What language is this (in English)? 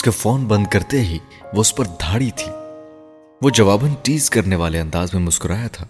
Urdu